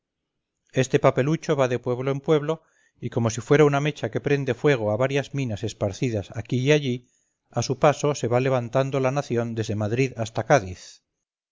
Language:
Spanish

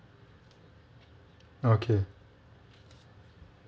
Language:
English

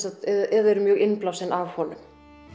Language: Icelandic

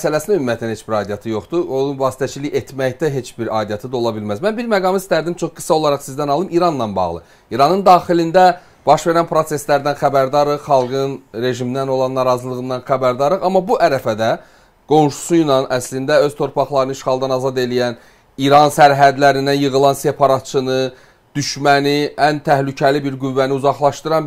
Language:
Turkish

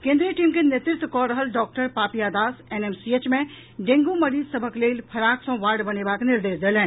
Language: Maithili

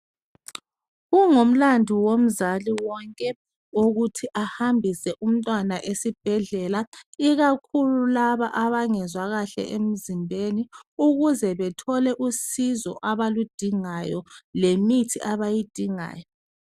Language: North Ndebele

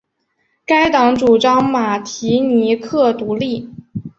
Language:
Chinese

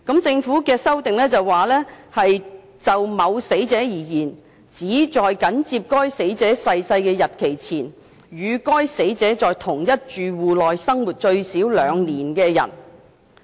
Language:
Cantonese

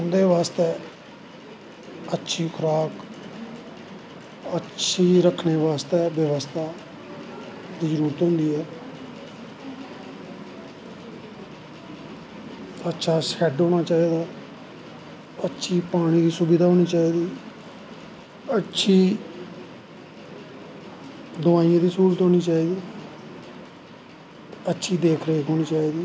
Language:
Dogri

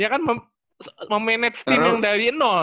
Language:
Indonesian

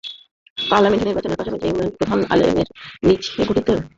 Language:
Bangla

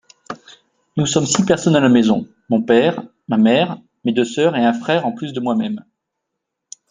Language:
French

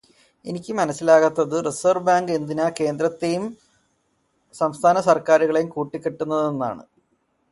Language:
Malayalam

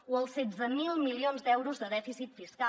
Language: Catalan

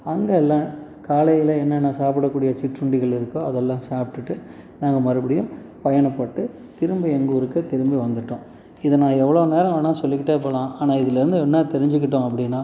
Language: Tamil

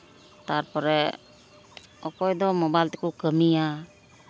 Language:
Santali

